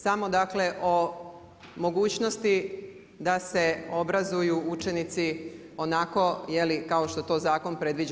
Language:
Croatian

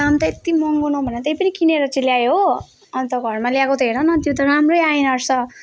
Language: Nepali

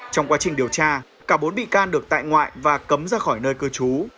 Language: Vietnamese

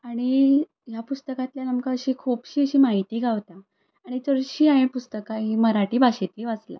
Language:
Konkani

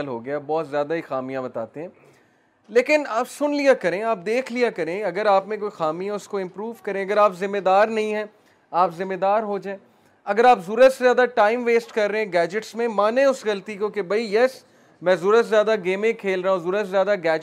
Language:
Urdu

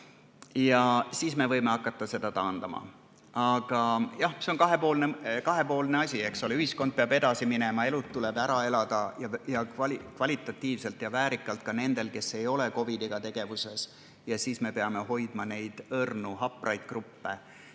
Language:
Estonian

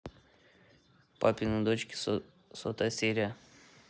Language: Russian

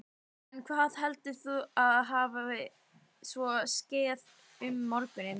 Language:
Icelandic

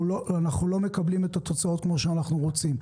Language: Hebrew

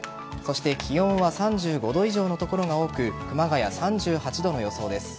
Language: Japanese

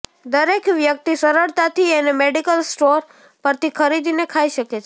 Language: Gujarati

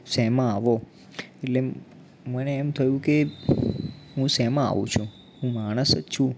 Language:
Gujarati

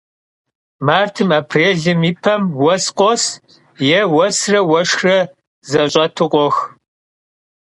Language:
Kabardian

